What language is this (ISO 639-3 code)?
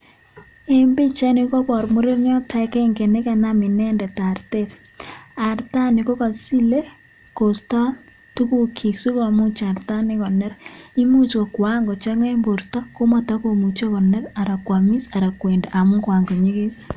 kln